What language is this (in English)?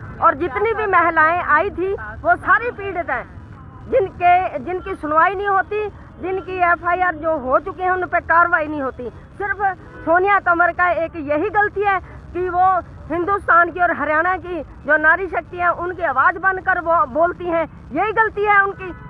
Hindi